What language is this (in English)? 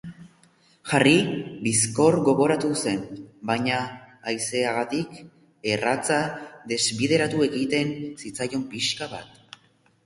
Basque